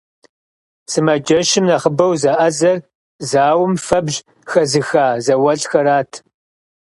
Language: Kabardian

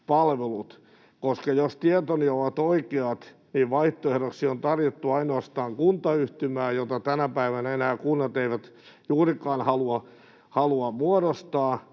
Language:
Finnish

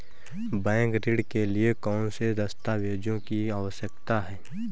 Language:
Hindi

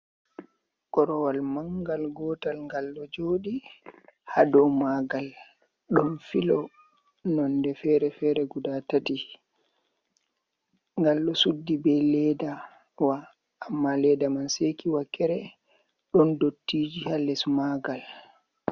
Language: Fula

